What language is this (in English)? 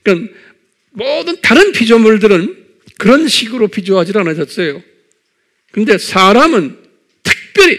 Korean